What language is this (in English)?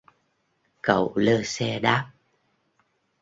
Vietnamese